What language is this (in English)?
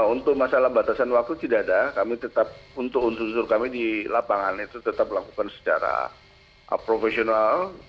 Indonesian